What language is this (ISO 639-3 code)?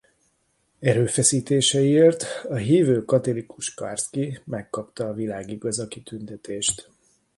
hun